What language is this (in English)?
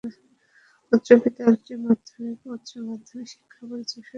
Bangla